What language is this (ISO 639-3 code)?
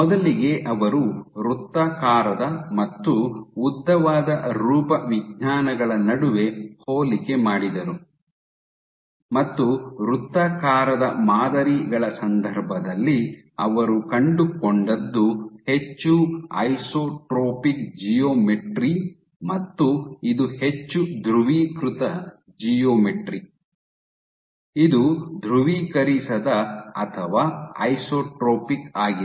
kan